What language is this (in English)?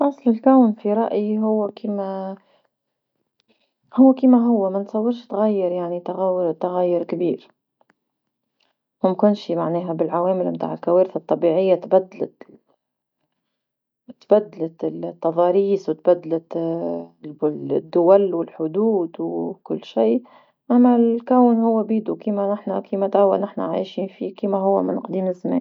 Tunisian Arabic